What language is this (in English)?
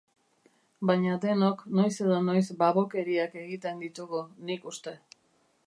Basque